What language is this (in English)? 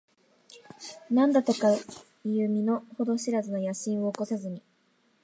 Japanese